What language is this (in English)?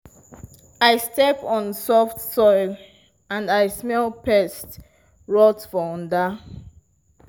Nigerian Pidgin